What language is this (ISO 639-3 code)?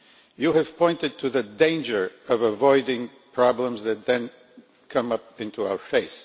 eng